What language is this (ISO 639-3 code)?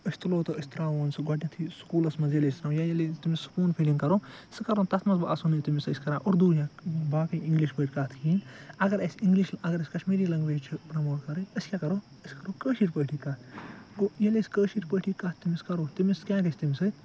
kas